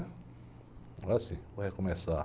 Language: Portuguese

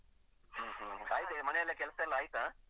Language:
Kannada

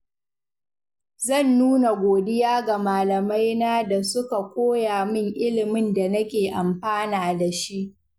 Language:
Hausa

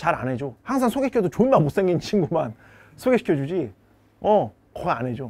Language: Korean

